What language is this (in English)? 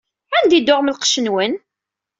Kabyle